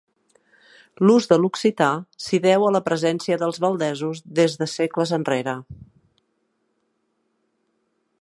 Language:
Catalan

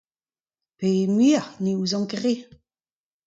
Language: Breton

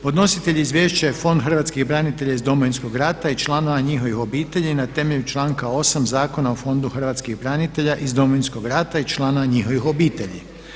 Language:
Croatian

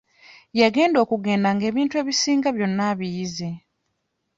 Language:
Ganda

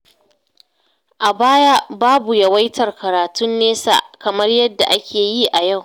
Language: Hausa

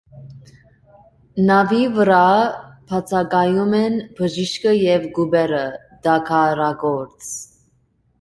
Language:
Armenian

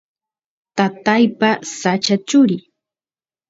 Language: Santiago del Estero Quichua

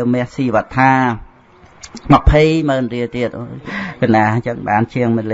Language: Vietnamese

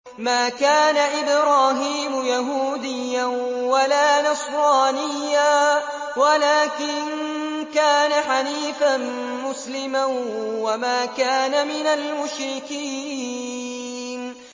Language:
Arabic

